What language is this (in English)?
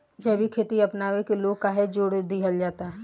Bhojpuri